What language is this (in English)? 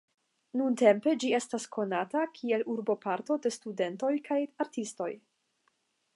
Esperanto